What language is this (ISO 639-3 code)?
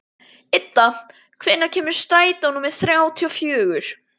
isl